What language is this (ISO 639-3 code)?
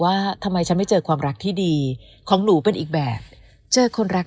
tha